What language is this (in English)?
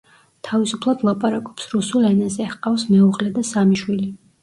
Georgian